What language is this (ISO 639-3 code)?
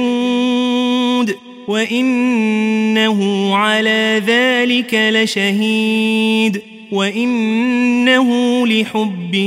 ara